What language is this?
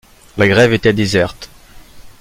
French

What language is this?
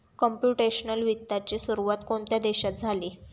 Marathi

